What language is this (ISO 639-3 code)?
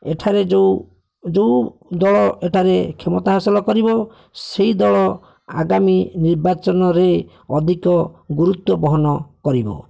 ori